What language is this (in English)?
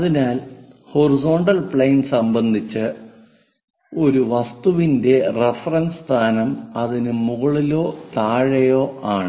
Malayalam